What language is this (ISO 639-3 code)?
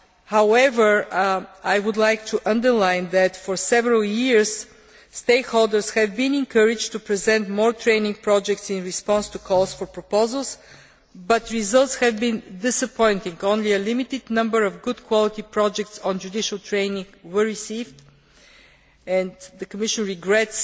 eng